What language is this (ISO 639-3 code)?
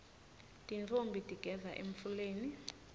ssw